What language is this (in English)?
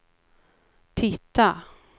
Swedish